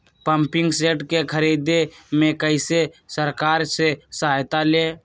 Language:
Magahi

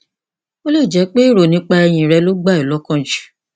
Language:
Yoruba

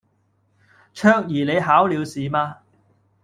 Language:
Cantonese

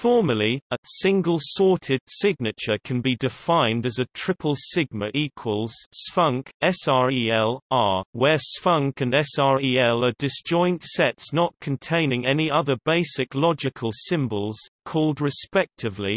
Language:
English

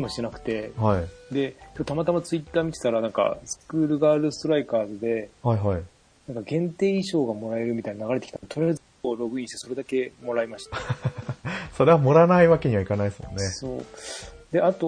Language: Japanese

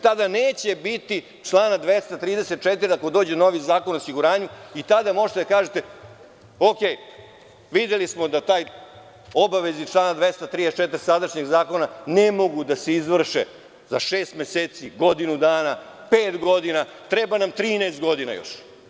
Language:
Serbian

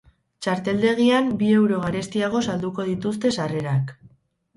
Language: Basque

